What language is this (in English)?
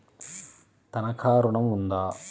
Telugu